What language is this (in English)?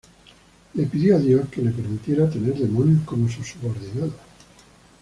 Spanish